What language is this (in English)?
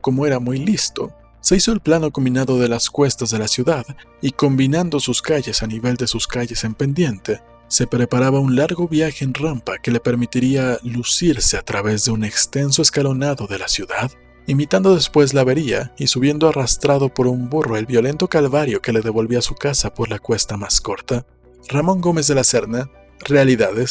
Spanish